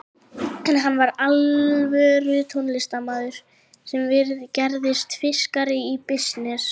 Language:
Icelandic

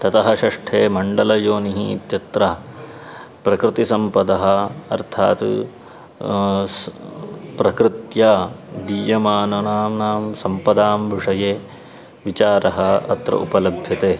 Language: Sanskrit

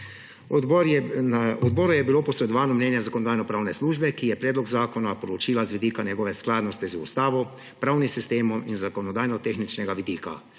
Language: Slovenian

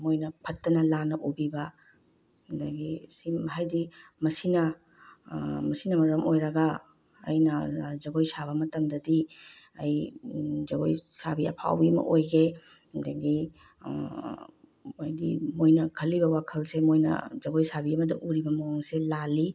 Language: Manipuri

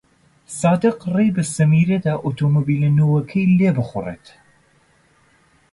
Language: Central Kurdish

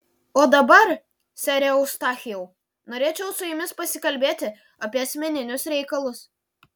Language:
Lithuanian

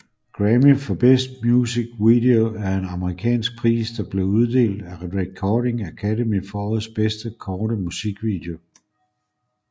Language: Danish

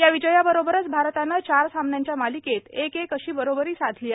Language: Marathi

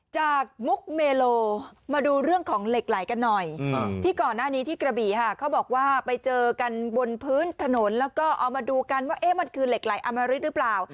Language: Thai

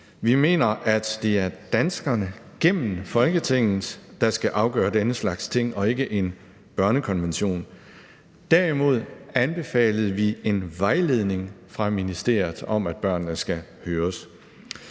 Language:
Danish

